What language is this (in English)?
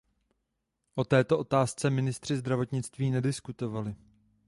Czech